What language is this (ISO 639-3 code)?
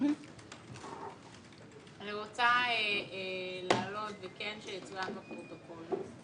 heb